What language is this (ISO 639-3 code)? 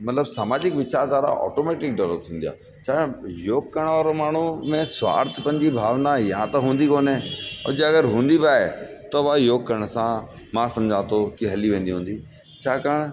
snd